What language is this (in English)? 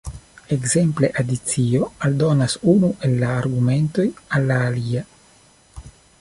Esperanto